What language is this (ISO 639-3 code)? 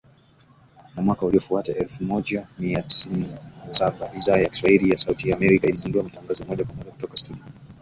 swa